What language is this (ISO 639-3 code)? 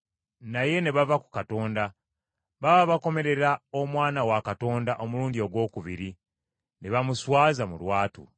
lug